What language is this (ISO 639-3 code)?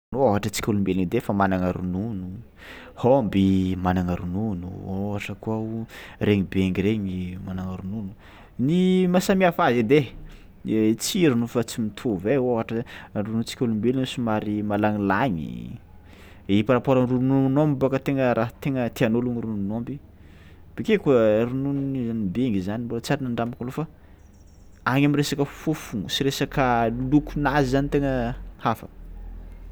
xmw